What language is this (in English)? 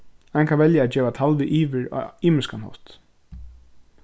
Faroese